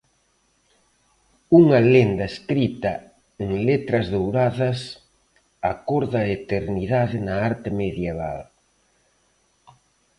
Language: Galician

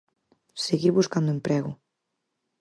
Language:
Galician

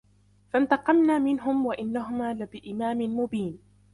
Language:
Arabic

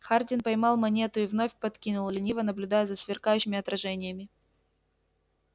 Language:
Russian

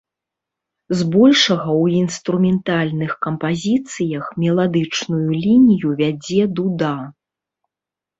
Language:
Belarusian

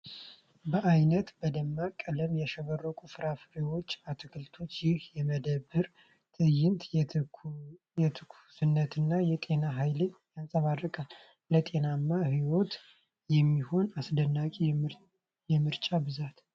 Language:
Amharic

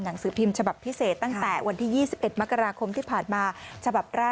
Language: Thai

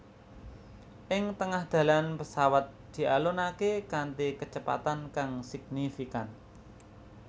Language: Javanese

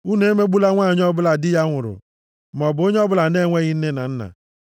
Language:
Igbo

